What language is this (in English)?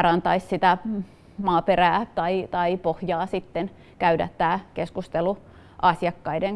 Finnish